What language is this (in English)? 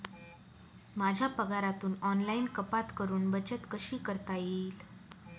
Marathi